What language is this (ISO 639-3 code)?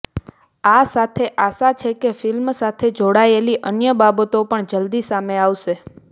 guj